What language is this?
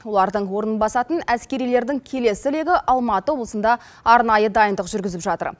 Kazakh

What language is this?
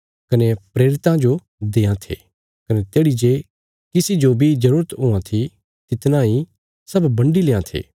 Bilaspuri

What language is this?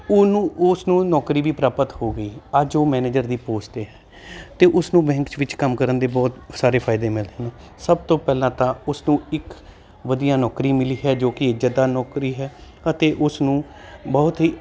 Punjabi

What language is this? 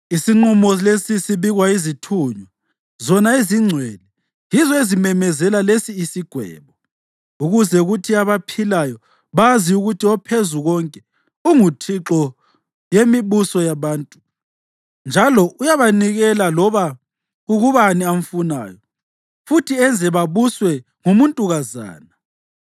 North Ndebele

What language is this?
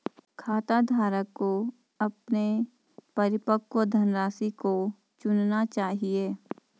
Hindi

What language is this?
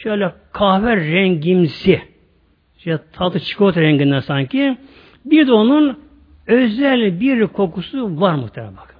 Turkish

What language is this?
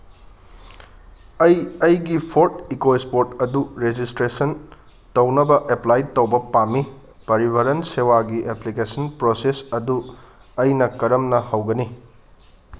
Manipuri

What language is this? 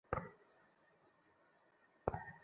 Bangla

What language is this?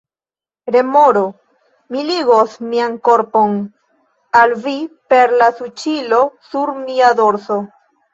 Esperanto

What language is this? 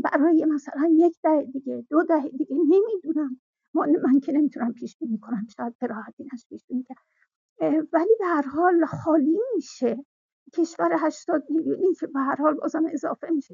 Persian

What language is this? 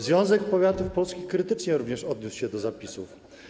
Polish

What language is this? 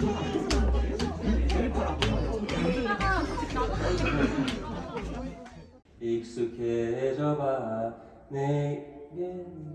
Korean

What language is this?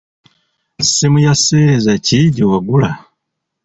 Ganda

